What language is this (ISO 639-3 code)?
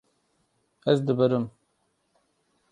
kur